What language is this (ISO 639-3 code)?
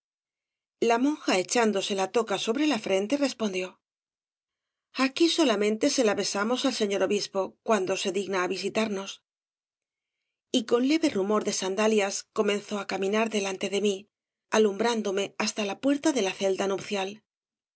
spa